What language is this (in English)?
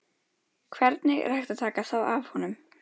Icelandic